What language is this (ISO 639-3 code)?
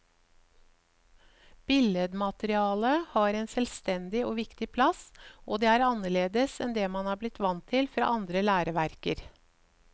nor